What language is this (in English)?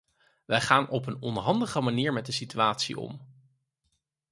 Dutch